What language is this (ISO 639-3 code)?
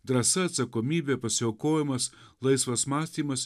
lit